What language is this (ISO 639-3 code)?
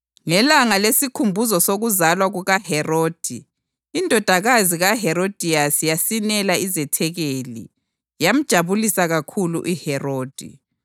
nde